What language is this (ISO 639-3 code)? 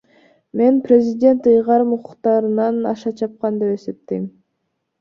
kir